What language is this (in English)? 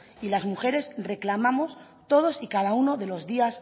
Spanish